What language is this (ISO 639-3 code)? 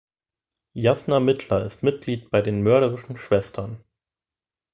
deu